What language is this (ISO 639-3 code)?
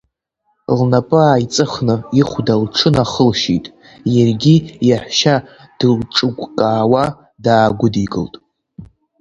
abk